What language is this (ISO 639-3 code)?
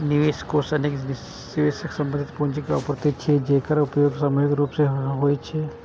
mai